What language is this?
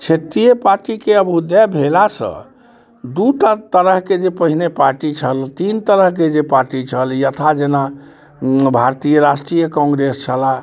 Maithili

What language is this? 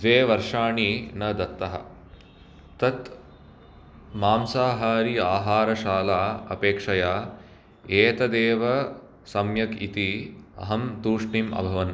Sanskrit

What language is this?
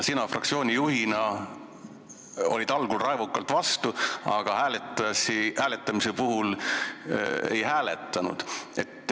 Estonian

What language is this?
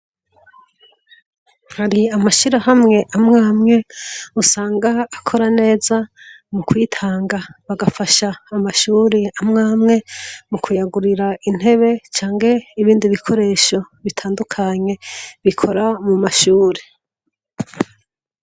Rundi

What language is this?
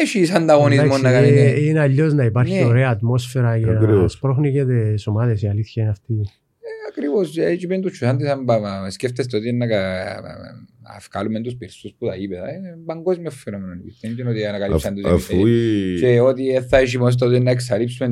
Greek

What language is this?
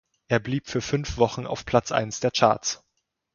German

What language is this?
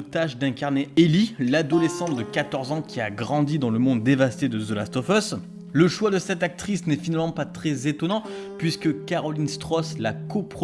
French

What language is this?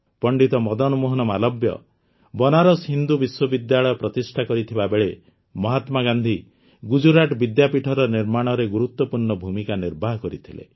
Odia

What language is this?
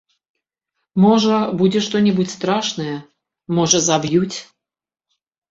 Belarusian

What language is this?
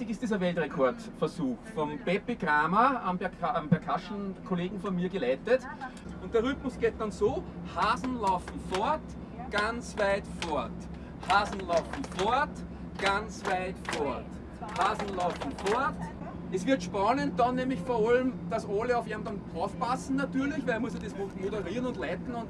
German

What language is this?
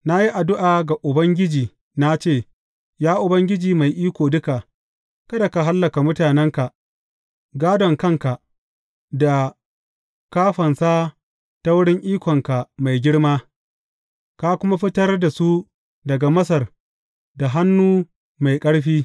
Hausa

